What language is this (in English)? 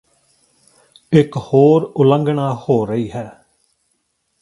Punjabi